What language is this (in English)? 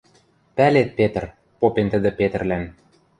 Western Mari